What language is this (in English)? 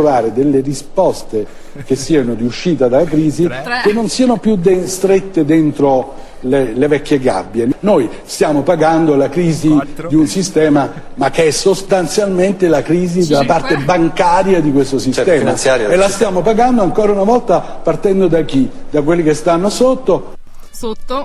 Italian